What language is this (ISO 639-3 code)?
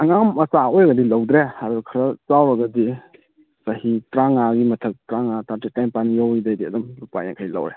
mni